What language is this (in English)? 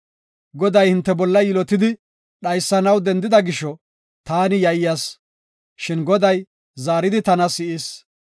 Gofa